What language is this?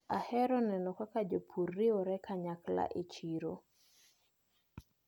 Luo (Kenya and Tanzania)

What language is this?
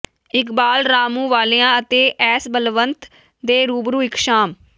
Punjabi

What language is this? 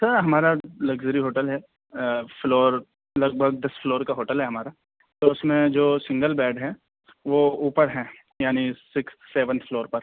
Urdu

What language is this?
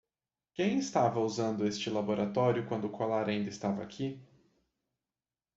Portuguese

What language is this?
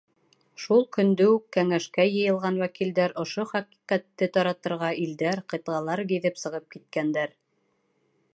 Bashkir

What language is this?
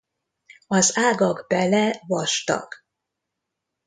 Hungarian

